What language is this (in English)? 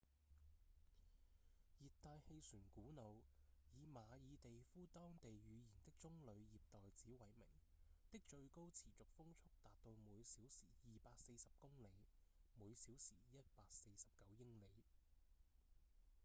Cantonese